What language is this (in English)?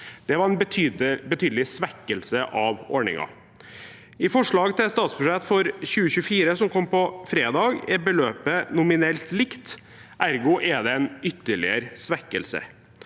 Norwegian